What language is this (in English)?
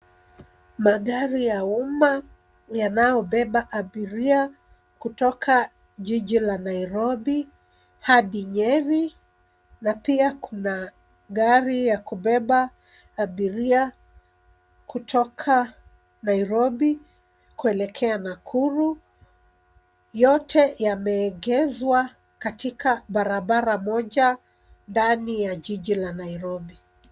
Swahili